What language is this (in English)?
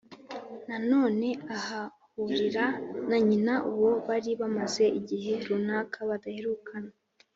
Kinyarwanda